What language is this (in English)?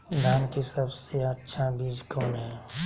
Magahi